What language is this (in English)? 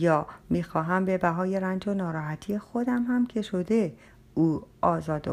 Persian